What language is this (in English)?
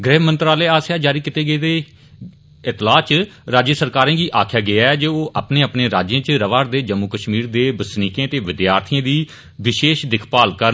Dogri